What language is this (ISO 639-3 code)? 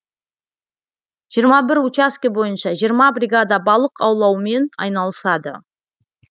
kaz